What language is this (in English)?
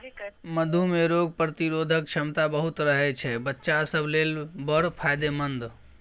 Maithili